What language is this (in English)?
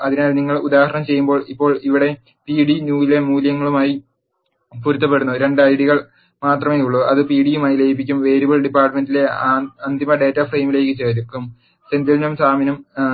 Malayalam